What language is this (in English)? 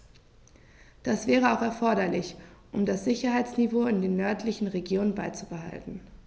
German